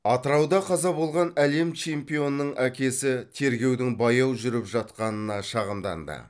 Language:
Kazakh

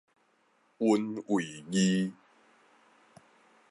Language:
Min Nan Chinese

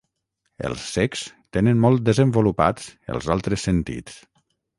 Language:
Catalan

